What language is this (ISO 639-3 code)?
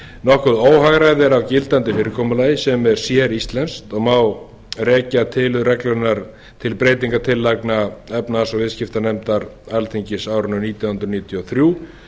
isl